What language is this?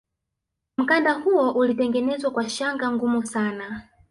Swahili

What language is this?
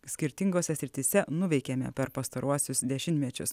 Lithuanian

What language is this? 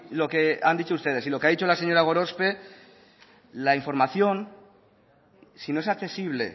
Spanish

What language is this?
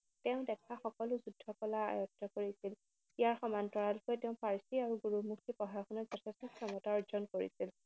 Assamese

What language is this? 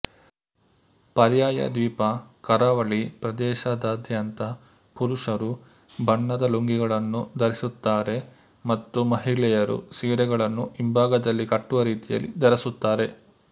Kannada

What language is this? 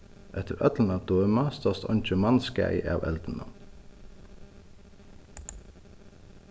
Faroese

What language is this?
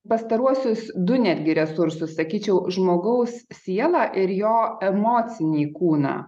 Lithuanian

